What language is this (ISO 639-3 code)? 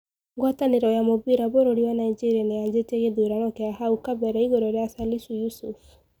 kik